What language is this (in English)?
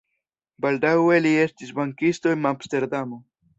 Esperanto